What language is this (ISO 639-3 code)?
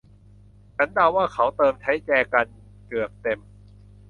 tha